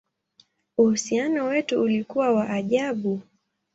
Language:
Swahili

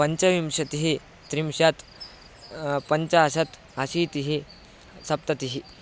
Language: Sanskrit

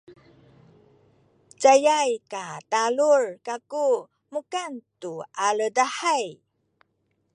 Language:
Sakizaya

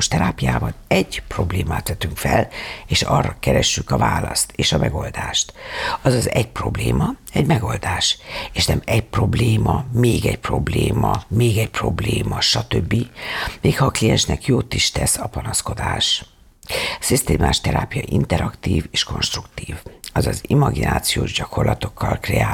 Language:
Hungarian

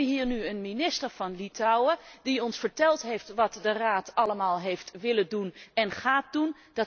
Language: Dutch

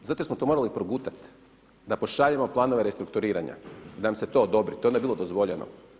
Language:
Croatian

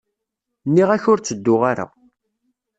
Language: Kabyle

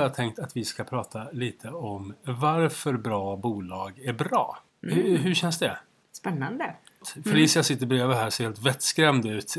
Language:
Swedish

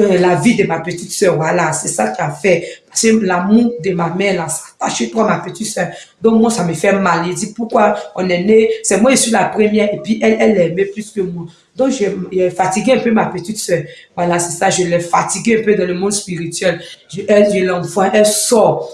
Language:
French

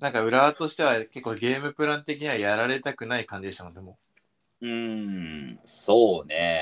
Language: Japanese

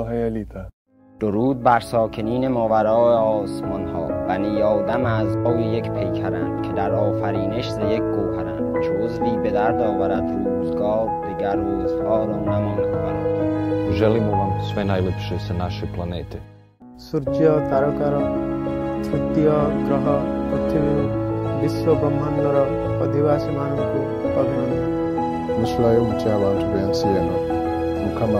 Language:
English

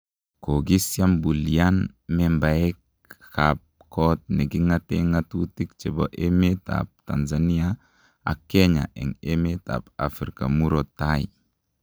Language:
Kalenjin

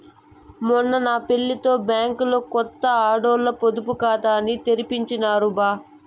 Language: Telugu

